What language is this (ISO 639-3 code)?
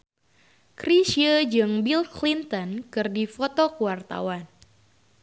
sun